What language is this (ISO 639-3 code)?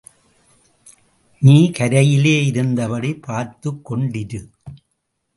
tam